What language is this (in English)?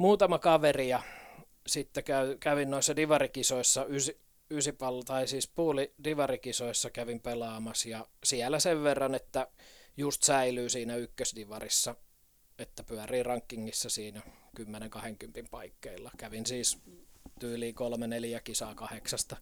Finnish